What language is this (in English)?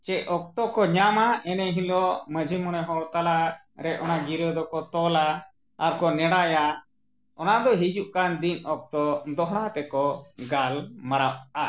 Santali